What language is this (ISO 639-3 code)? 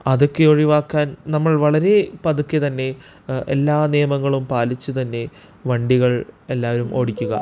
mal